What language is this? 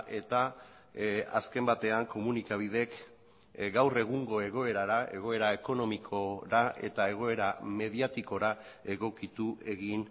Basque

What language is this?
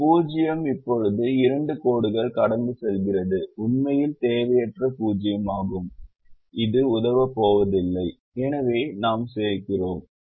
Tamil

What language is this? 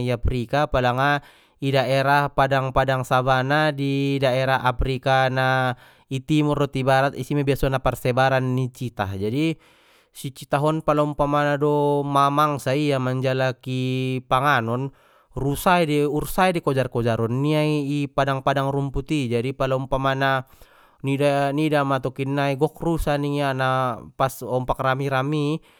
Batak Mandailing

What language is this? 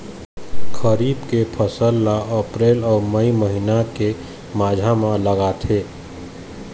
Chhattisgarhi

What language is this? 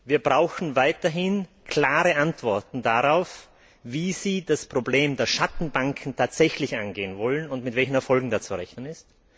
German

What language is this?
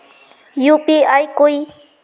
Magahi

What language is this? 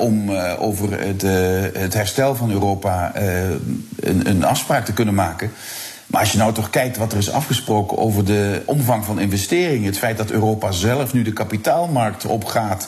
Dutch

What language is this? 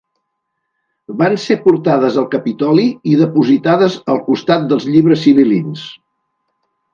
Catalan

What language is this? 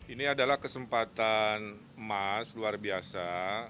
Indonesian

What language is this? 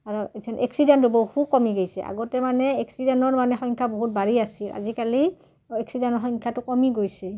Assamese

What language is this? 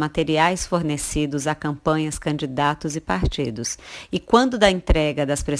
Portuguese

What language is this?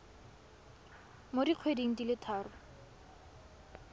Tswana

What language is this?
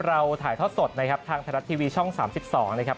Thai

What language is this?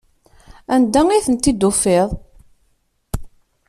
Kabyle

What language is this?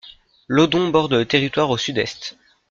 French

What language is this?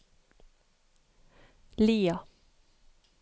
Norwegian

